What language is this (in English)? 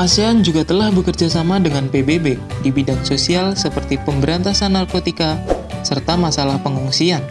Indonesian